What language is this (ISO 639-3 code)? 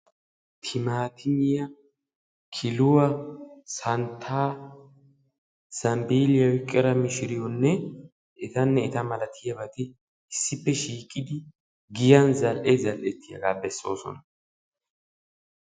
wal